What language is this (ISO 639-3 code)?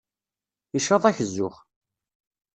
kab